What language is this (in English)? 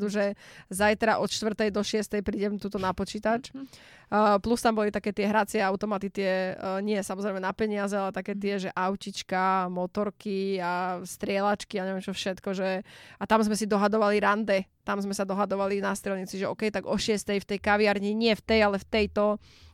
Slovak